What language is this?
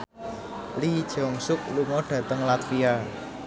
Javanese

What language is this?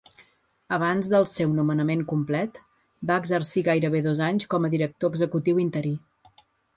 Catalan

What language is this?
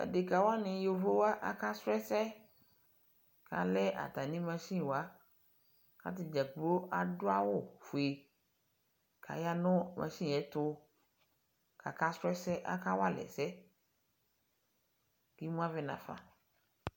Ikposo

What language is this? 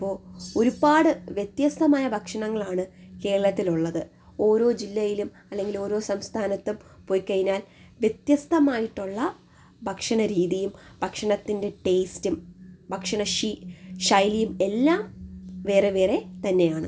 Malayalam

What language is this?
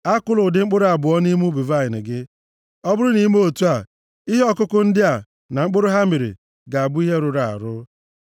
Igbo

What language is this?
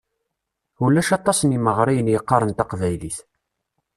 Kabyle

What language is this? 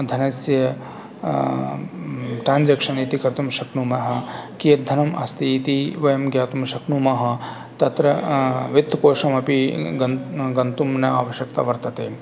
Sanskrit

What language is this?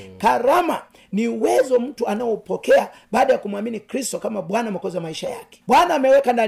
Swahili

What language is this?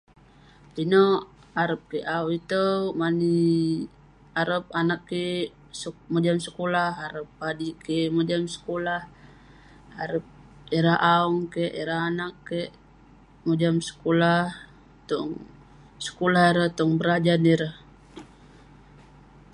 Western Penan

